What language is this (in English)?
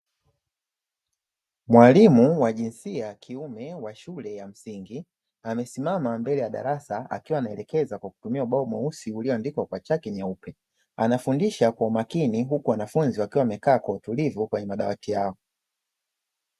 Swahili